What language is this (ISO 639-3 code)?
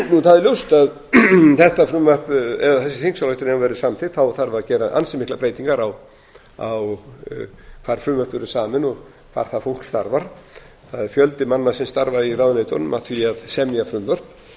isl